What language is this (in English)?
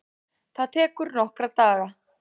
Icelandic